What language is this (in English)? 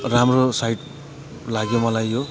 Nepali